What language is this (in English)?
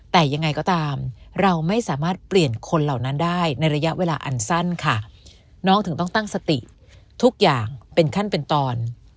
Thai